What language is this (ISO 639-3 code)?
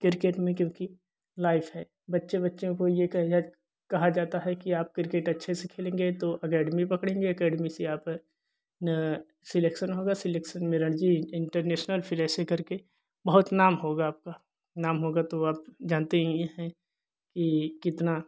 hin